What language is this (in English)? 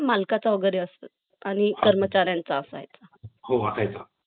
Marathi